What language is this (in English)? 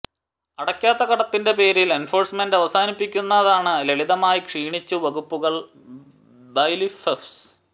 Malayalam